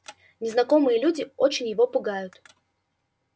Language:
Russian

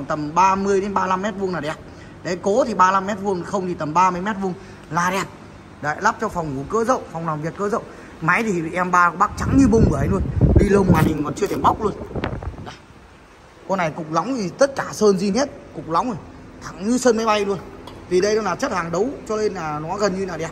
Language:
Vietnamese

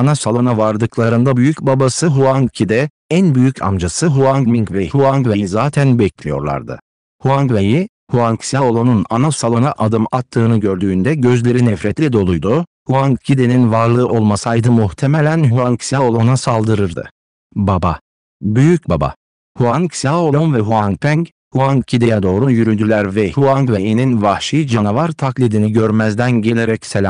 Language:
Turkish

